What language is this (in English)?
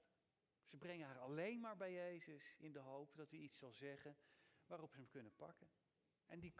Dutch